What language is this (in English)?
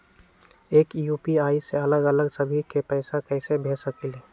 Magahi